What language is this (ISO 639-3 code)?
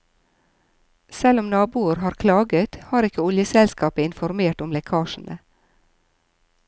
nor